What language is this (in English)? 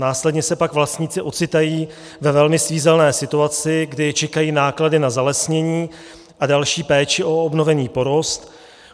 Czech